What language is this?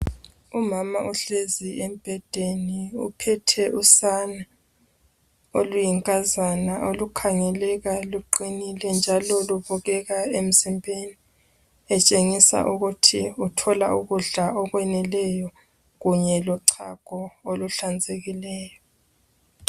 North Ndebele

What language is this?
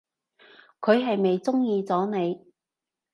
Cantonese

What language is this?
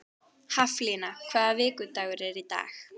Icelandic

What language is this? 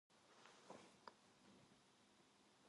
Korean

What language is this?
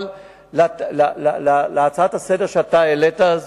Hebrew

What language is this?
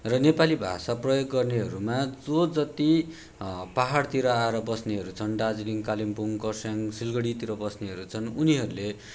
Nepali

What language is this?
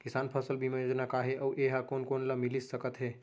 Chhattisgarhi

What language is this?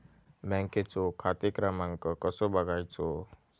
Marathi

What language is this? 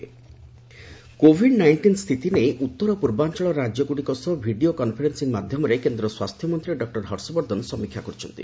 Odia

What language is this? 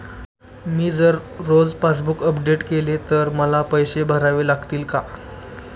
Marathi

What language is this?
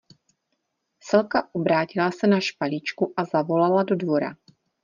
Czech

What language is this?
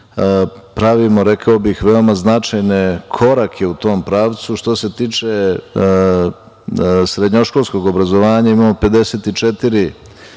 Serbian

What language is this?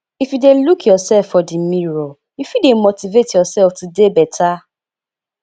Nigerian Pidgin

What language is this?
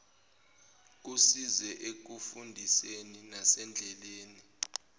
Zulu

